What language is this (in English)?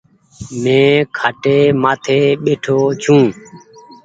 Goaria